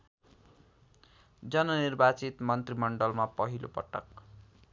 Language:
Nepali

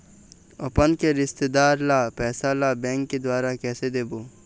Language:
Chhattisgarhi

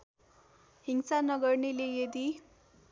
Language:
Nepali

